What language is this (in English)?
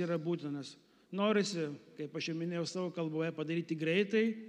Lithuanian